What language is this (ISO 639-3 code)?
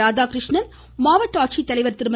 tam